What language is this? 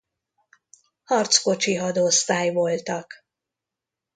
Hungarian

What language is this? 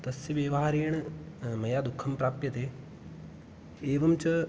Sanskrit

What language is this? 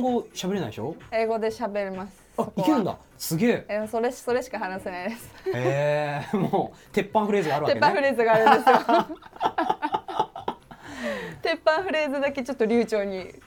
Japanese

